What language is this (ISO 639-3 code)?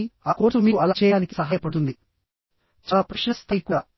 tel